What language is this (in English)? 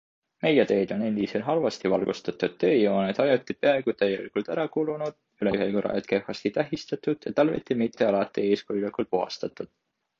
Estonian